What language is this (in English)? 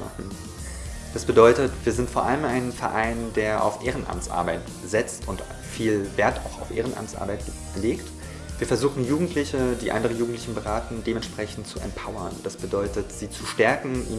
German